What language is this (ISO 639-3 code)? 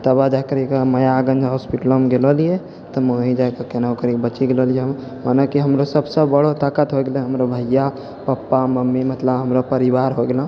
mai